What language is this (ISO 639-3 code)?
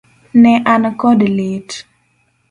luo